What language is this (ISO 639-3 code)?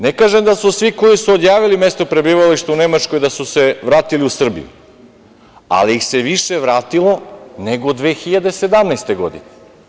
srp